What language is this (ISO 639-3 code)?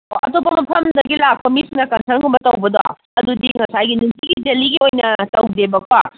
mni